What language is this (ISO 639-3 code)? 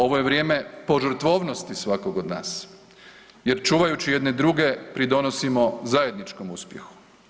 hrv